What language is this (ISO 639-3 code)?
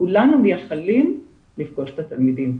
heb